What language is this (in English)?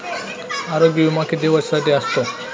Marathi